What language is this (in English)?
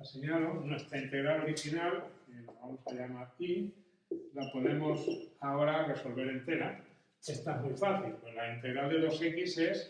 Spanish